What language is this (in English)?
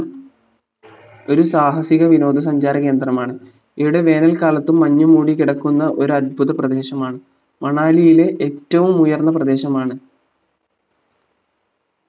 Malayalam